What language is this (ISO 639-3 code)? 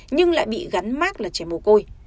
vie